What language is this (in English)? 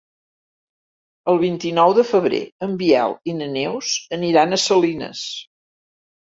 Catalan